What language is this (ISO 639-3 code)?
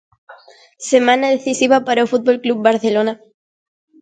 glg